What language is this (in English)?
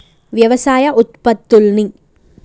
Telugu